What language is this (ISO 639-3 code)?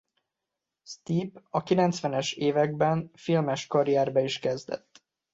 hun